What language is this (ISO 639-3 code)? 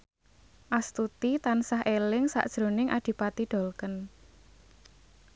jav